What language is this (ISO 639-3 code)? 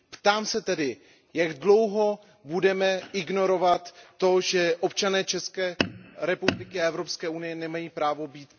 ces